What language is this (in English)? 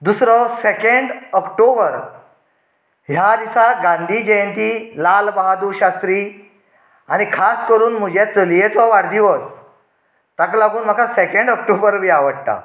Konkani